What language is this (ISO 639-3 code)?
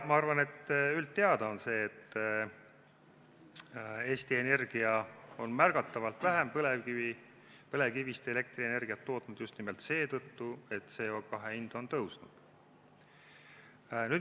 est